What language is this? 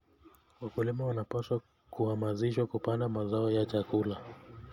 Kalenjin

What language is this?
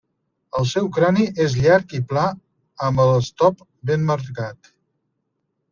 Catalan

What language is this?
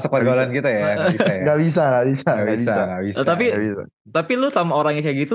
Indonesian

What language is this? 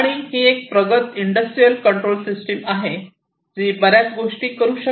Marathi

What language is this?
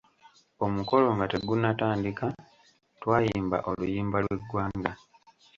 Ganda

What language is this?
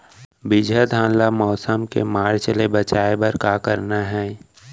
Chhattisgarhi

